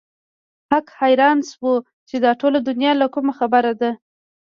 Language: Pashto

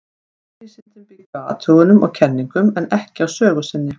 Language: Icelandic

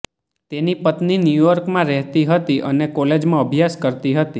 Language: Gujarati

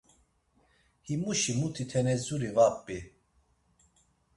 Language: Laz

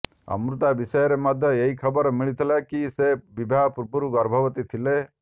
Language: Odia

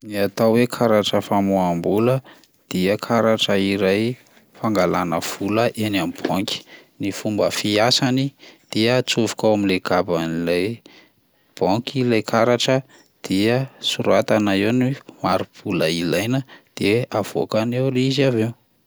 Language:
Malagasy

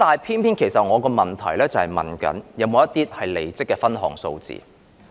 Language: Cantonese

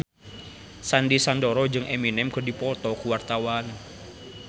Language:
Sundanese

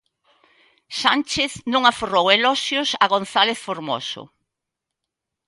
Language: Galician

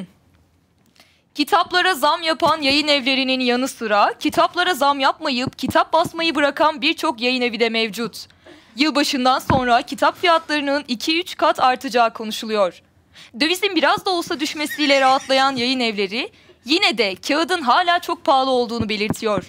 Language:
Turkish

